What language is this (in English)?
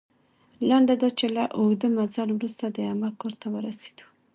Pashto